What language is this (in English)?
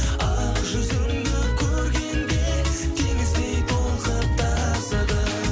Kazakh